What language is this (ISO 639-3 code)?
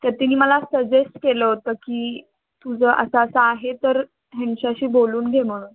mar